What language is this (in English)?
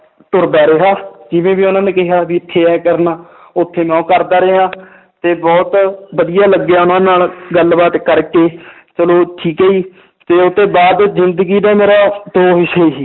Punjabi